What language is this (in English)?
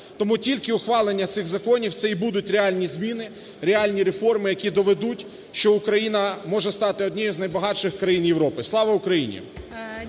Ukrainian